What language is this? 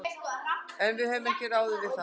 Icelandic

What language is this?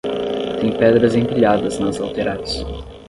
Portuguese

